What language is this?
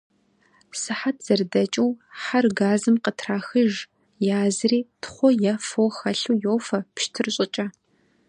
Kabardian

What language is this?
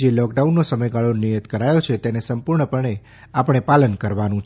Gujarati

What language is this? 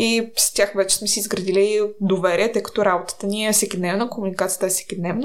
Bulgarian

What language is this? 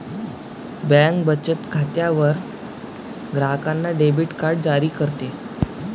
Marathi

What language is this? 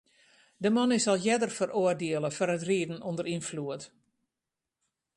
Western Frisian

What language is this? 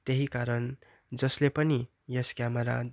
Nepali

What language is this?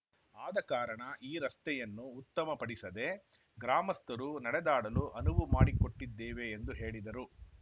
Kannada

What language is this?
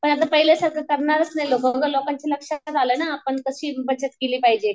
Marathi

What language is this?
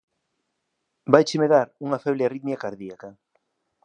Galician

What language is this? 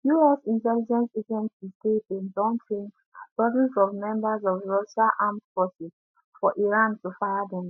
Nigerian Pidgin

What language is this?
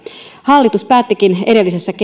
Finnish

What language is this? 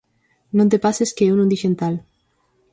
Galician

